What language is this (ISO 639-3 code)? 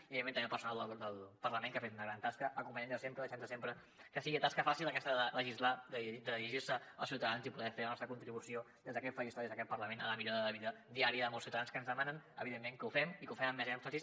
cat